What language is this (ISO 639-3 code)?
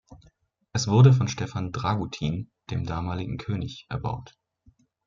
deu